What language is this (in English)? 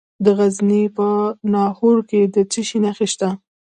Pashto